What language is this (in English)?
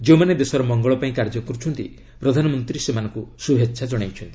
Odia